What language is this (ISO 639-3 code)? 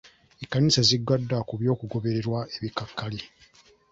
lug